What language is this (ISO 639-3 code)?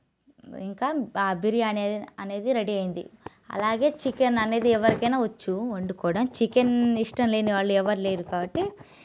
tel